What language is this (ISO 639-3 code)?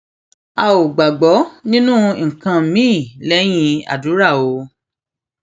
yor